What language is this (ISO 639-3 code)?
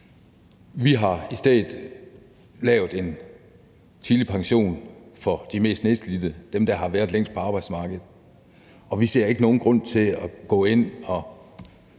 dan